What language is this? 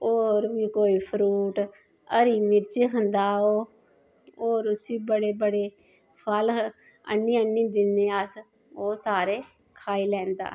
Dogri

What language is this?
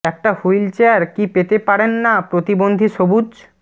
Bangla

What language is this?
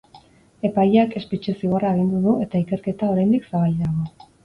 Basque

